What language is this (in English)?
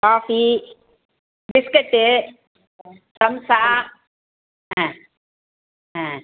Tamil